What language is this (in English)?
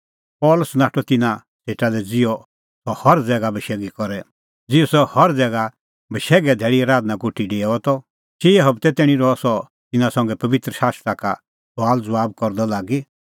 Kullu Pahari